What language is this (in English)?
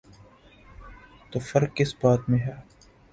Urdu